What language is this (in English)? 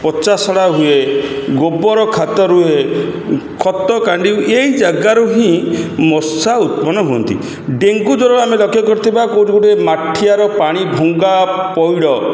Odia